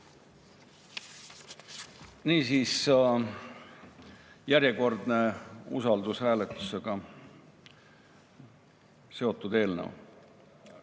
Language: Estonian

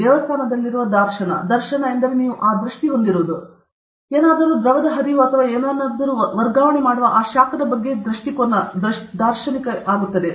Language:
Kannada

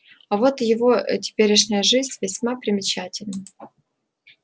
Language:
Russian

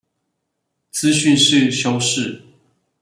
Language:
Chinese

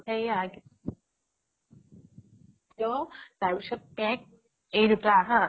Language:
Assamese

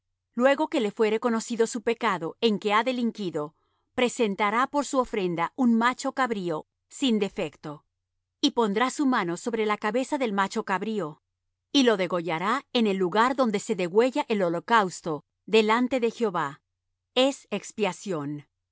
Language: Spanish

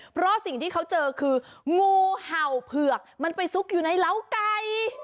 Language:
Thai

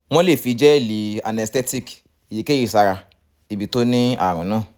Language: Yoruba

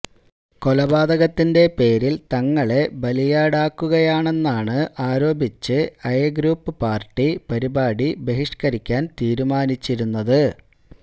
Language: Malayalam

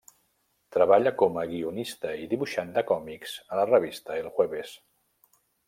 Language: Catalan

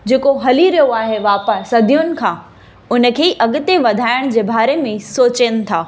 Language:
Sindhi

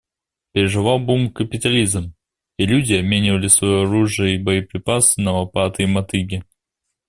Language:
Russian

